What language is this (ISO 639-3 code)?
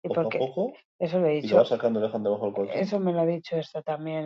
eus